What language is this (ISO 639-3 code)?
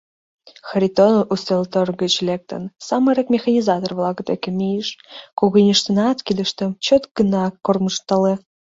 chm